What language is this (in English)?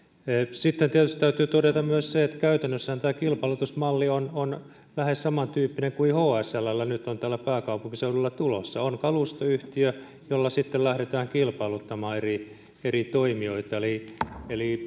Finnish